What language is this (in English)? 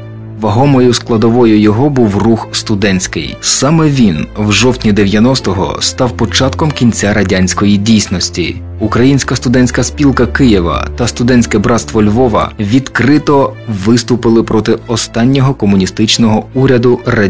Ukrainian